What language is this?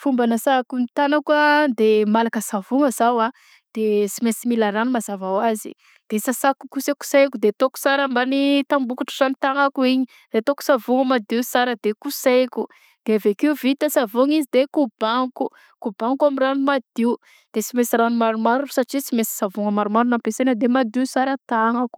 Southern Betsimisaraka Malagasy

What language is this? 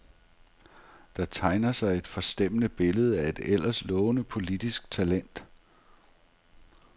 Danish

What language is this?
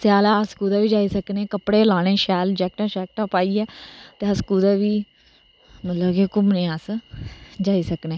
Dogri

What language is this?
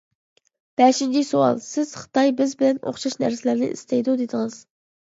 Uyghur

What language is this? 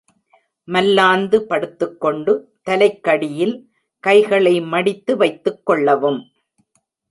Tamil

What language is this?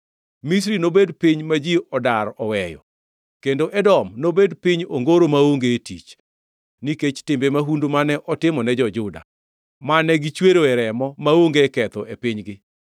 Luo (Kenya and Tanzania)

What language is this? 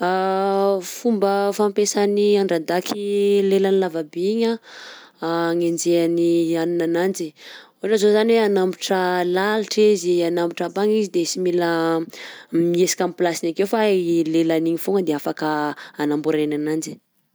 Southern Betsimisaraka Malagasy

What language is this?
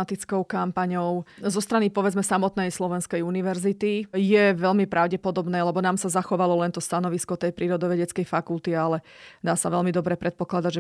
Slovak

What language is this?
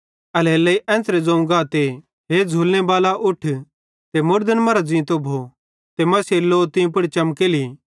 Bhadrawahi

